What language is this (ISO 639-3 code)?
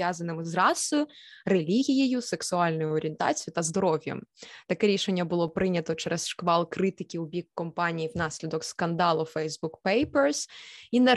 ukr